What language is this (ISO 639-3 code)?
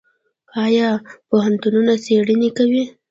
pus